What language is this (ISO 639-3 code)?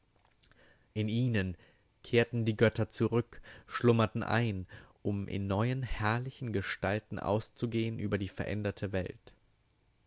deu